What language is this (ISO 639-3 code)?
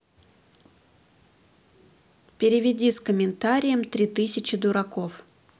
rus